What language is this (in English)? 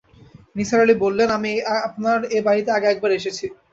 Bangla